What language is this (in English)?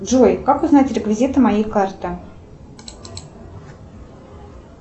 Russian